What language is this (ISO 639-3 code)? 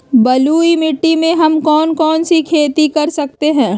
mag